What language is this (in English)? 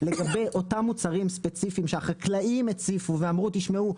Hebrew